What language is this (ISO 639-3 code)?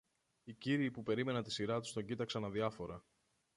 ell